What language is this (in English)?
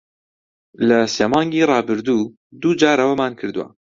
Central Kurdish